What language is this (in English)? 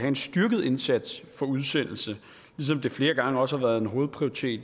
Danish